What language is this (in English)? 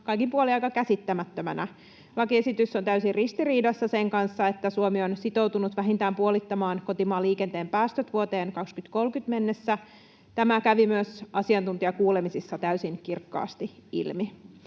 Finnish